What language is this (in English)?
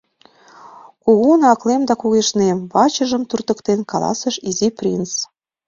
Mari